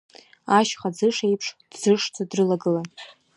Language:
Abkhazian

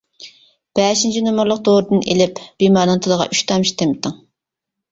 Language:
Uyghur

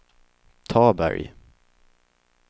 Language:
Swedish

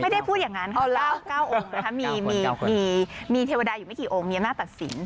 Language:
Thai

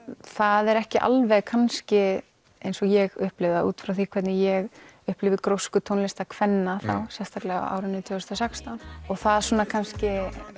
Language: Icelandic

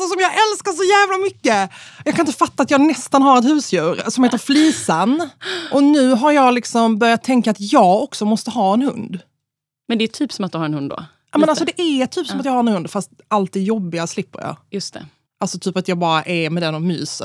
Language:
Swedish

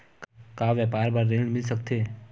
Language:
Chhattisgarhi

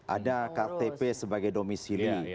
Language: Indonesian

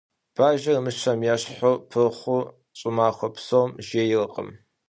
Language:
Kabardian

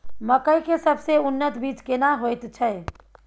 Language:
Maithili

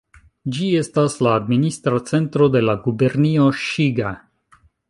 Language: Esperanto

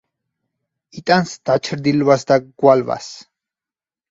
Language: Georgian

